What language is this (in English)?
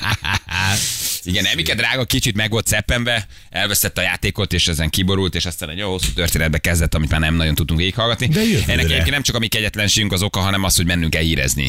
Hungarian